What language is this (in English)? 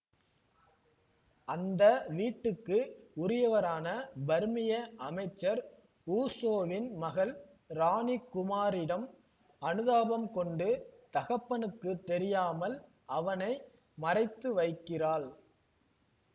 Tamil